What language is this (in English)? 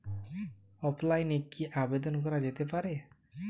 Bangla